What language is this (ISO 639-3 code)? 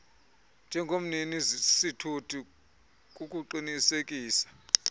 xho